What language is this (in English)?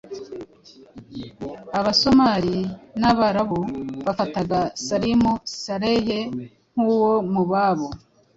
Kinyarwanda